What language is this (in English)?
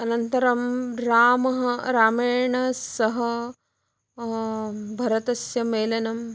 Sanskrit